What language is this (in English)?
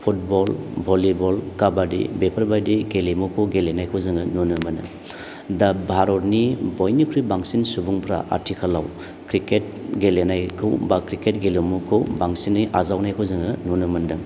Bodo